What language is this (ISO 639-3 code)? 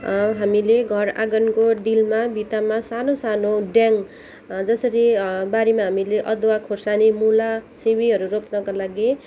nep